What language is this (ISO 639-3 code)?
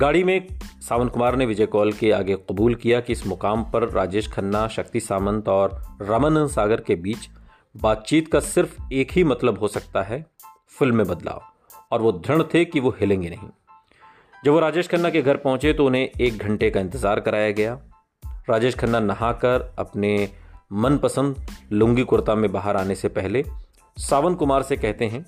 hin